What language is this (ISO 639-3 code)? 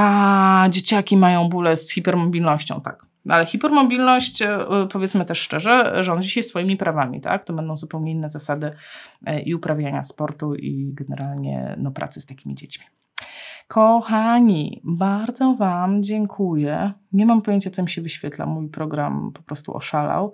pol